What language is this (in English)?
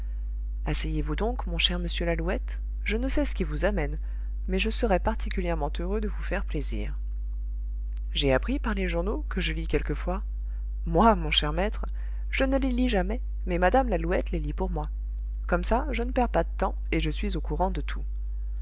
French